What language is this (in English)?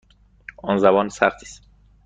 Persian